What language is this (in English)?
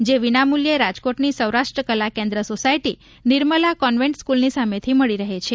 Gujarati